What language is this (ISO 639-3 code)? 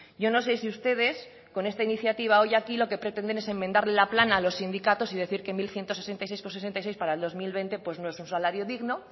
spa